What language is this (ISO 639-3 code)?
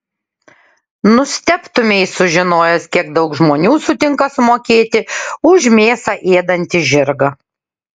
lit